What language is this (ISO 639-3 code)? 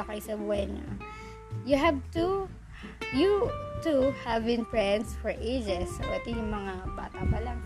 fil